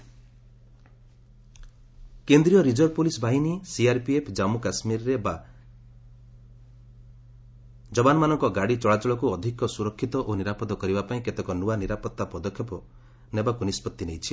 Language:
Odia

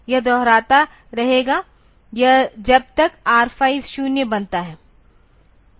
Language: Hindi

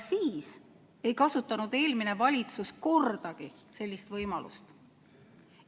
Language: Estonian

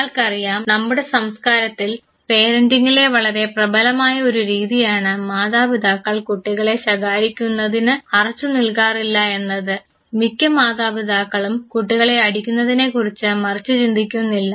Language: Malayalam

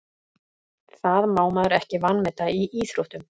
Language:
Icelandic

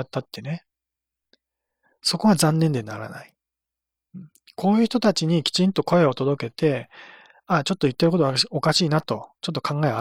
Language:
Japanese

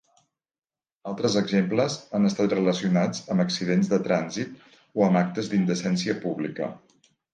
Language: Catalan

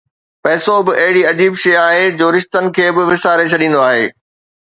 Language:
Sindhi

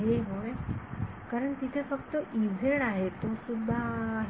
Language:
Marathi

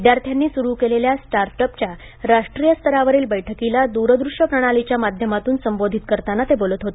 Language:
Marathi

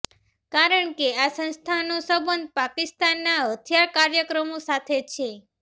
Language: Gujarati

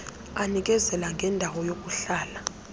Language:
Xhosa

